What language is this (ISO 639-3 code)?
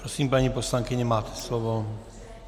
ces